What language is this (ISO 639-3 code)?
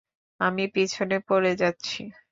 ben